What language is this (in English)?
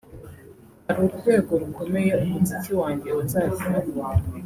Kinyarwanda